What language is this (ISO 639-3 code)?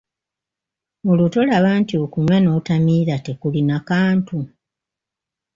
lug